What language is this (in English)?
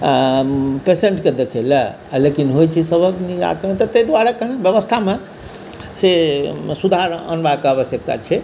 Maithili